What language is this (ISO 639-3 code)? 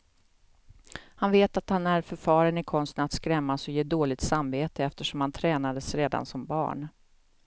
swe